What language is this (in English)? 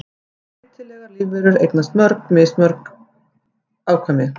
Icelandic